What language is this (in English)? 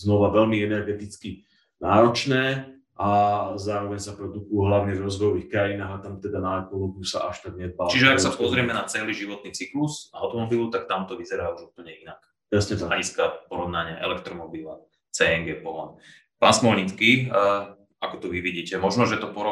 Slovak